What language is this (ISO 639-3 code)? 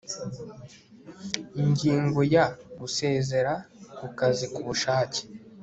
kin